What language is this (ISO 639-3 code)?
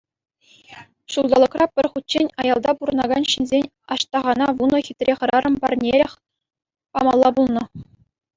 chv